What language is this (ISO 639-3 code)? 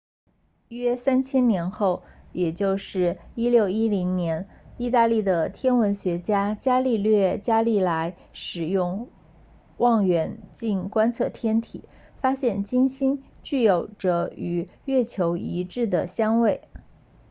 zho